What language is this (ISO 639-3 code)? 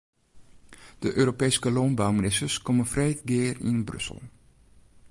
fry